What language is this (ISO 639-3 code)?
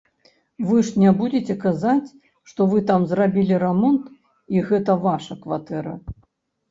bel